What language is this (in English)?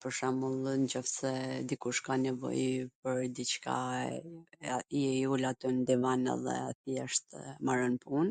Gheg Albanian